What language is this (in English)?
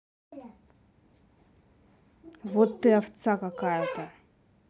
Russian